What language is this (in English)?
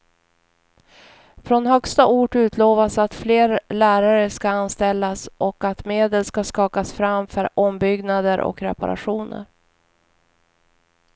Swedish